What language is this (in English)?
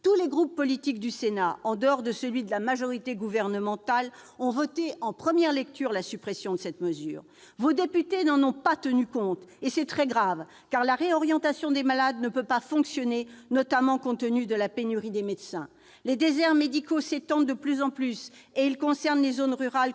French